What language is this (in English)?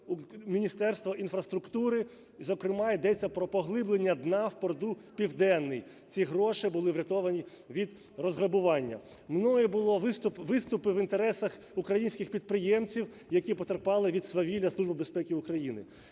Ukrainian